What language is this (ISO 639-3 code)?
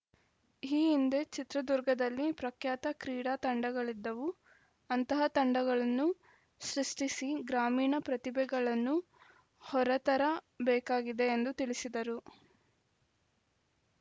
kan